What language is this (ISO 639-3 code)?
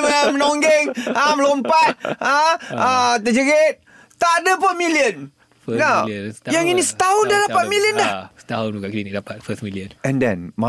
msa